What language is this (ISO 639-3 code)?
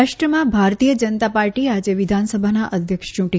guj